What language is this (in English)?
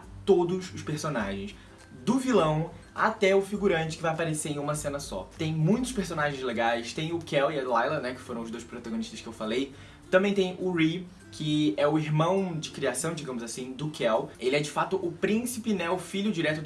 Portuguese